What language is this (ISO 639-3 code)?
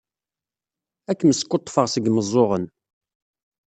kab